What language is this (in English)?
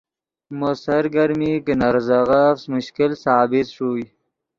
Yidgha